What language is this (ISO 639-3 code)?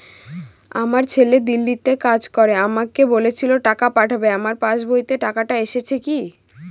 ben